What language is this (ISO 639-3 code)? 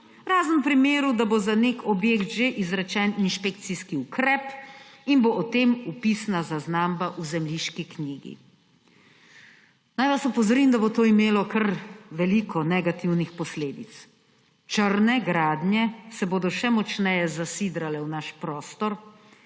slv